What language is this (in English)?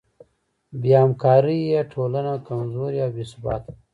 Pashto